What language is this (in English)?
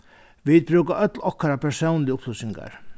Faroese